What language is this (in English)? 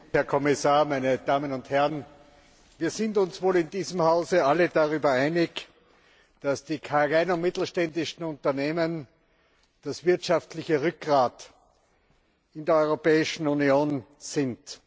German